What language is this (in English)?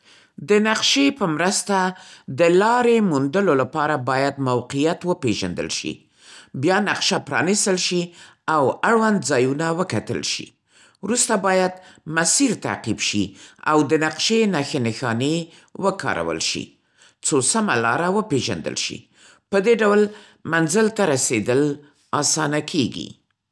Central Pashto